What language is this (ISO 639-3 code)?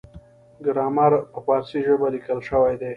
pus